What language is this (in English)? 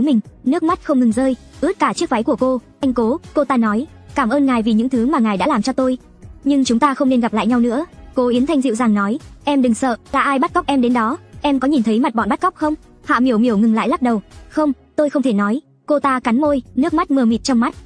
Vietnamese